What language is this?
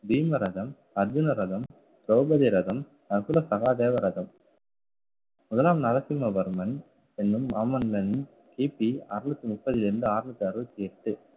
Tamil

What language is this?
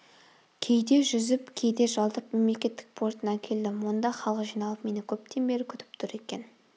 Kazakh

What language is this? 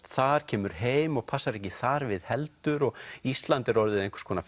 Icelandic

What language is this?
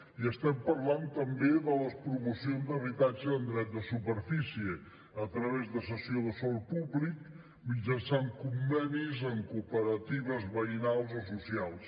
Catalan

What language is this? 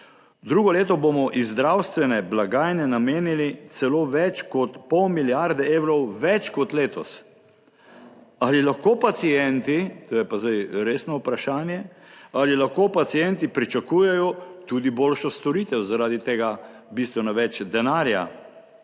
Slovenian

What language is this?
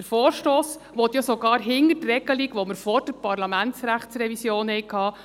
Swiss German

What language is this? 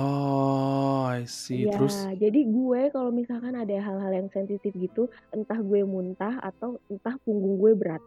Indonesian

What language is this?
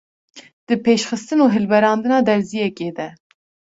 Kurdish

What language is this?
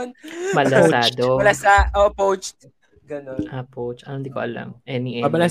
Filipino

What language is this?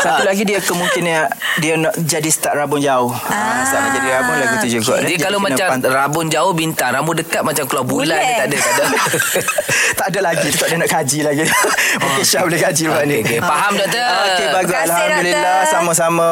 Malay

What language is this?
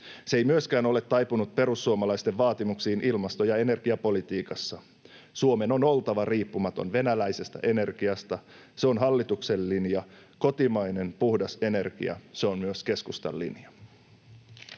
Finnish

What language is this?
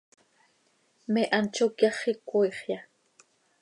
Seri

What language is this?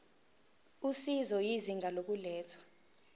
Zulu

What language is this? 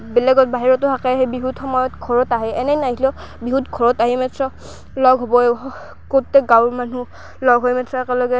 Assamese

